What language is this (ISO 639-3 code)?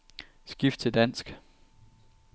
dan